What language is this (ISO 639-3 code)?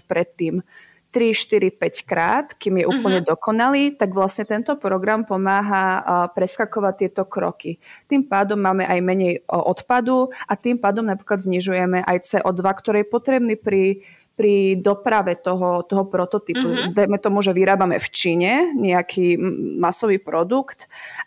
slk